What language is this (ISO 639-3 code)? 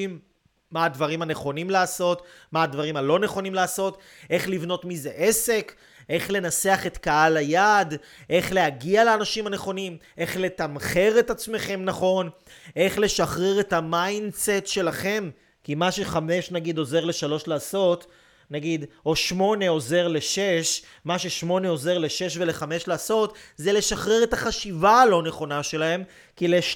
heb